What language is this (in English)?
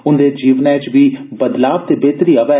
Dogri